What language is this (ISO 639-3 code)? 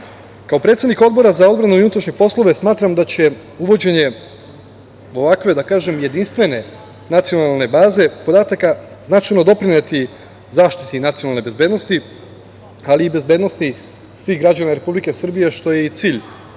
srp